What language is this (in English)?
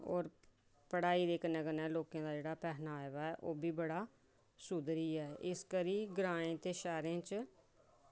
Dogri